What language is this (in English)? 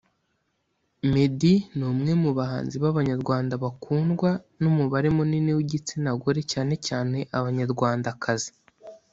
Kinyarwanda